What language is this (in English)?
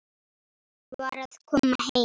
Icelandic